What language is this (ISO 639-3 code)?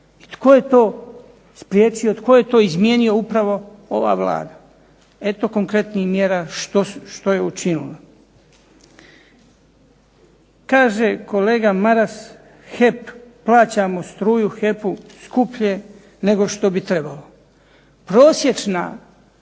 hrv